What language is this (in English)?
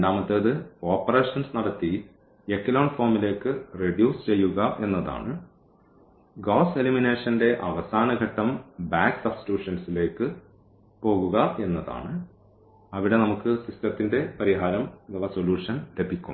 Malayalam